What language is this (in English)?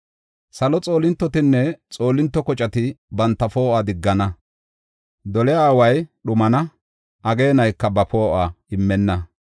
Gofa